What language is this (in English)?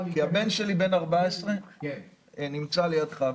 Hebrew